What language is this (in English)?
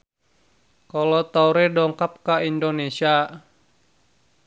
Sundanese